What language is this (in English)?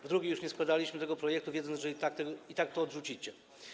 Polish